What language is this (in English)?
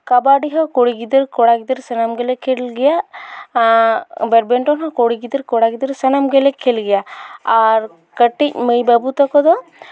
Santali